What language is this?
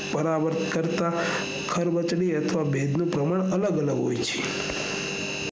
Gujarati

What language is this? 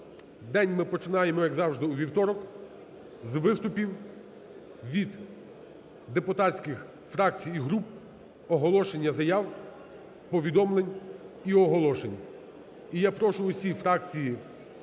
Ukrainian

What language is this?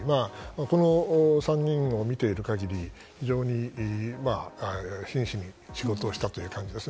Japanese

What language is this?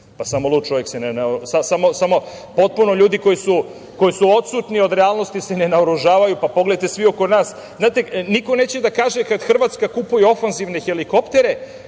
Serbian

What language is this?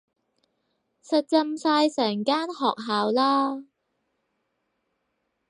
Cantonese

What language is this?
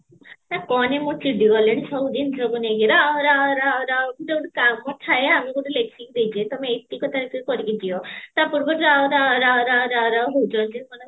Odia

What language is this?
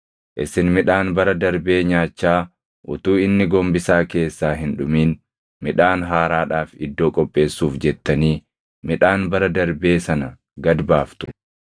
Oromo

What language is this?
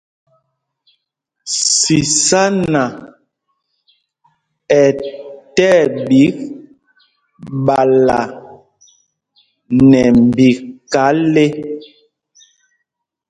Mpumpong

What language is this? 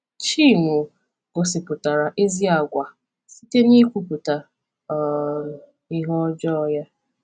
Igbo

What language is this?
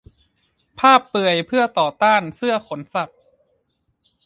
Thai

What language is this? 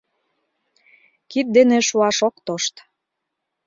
Mari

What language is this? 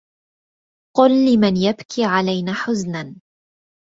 Arabic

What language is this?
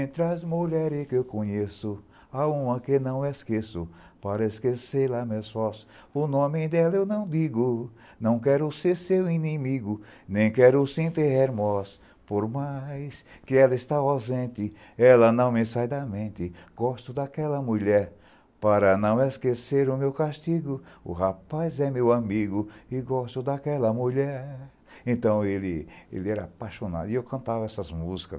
Portuguese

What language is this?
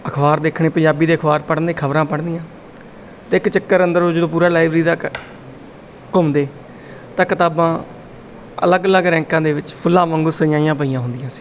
Punjabi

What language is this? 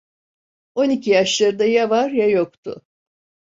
Turkish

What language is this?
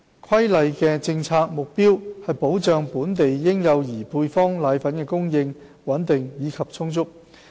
Cantonese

